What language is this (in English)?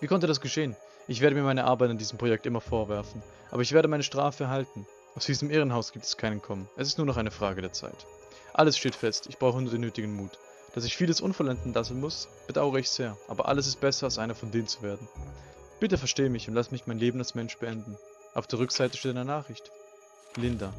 German